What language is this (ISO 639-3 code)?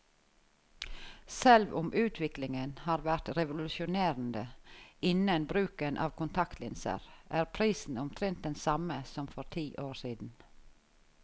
nor